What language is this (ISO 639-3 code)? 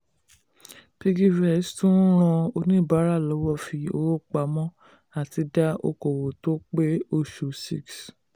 yor